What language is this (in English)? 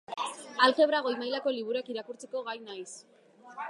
Basque